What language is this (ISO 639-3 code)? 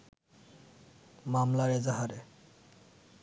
ben